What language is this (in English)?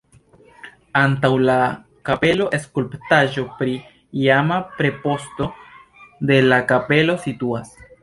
Esperanto